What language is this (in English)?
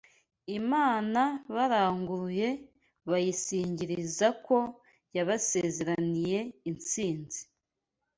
Kinyarwanda